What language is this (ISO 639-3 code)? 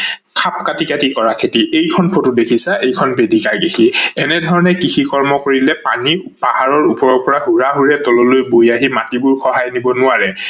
asm